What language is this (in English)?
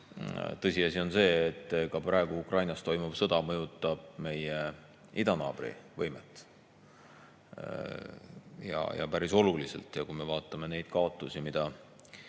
Estonian